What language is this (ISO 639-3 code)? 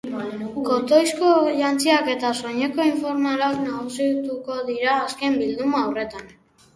eus